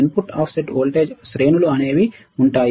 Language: Telugu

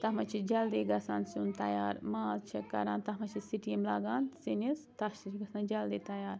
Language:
Kashmiri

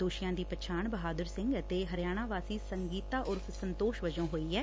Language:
Punjabi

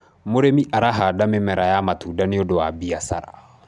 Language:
Kikuyu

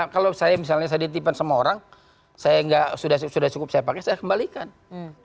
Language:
Indonesian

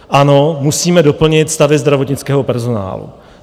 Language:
Czech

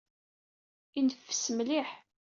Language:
Kabyle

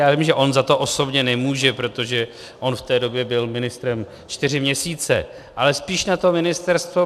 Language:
Czech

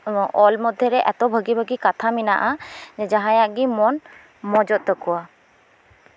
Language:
Santali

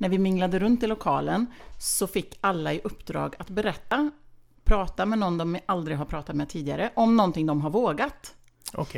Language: Swedish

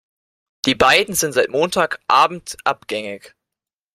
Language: German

